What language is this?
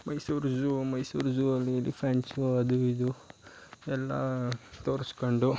Kannada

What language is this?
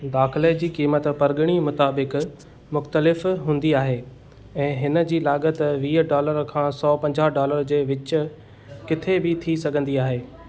Sindhi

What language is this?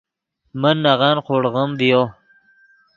Yidgha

